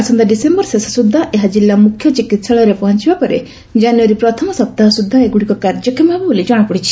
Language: Odia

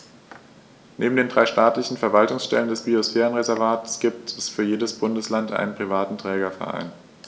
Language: German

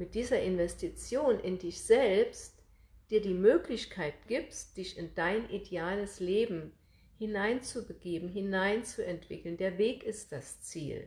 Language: German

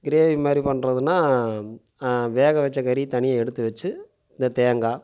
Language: Tamil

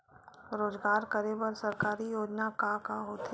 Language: Chhattisgarhi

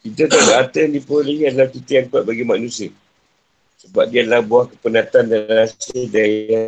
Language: Malay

